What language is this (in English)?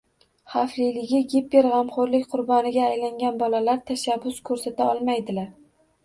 Uzbek